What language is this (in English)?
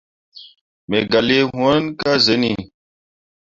Mundang